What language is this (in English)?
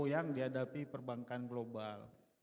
Indonesian